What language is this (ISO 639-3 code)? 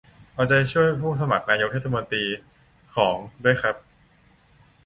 tha